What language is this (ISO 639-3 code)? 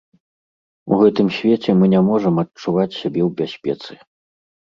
bel